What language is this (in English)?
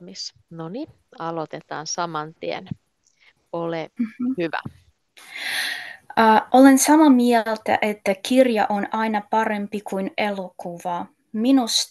Finnish